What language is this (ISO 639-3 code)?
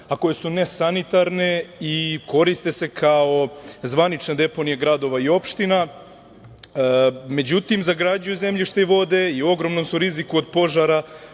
srp